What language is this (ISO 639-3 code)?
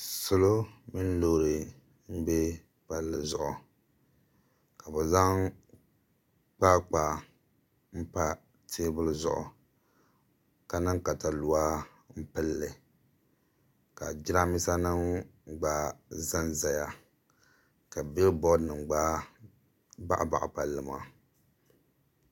dag